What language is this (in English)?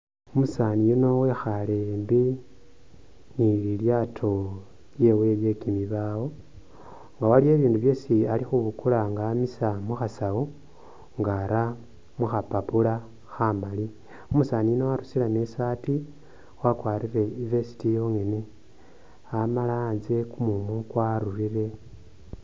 Masaaba